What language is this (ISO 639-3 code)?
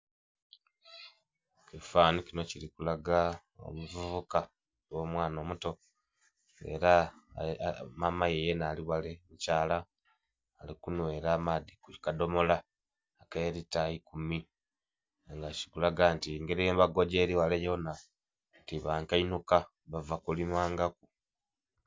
xog